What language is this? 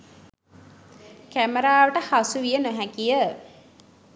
Sinhala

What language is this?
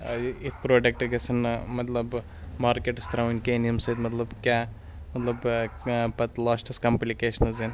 Kashmiri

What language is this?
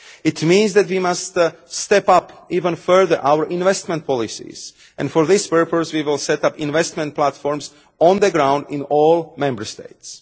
English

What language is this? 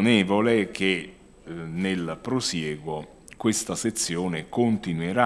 Italian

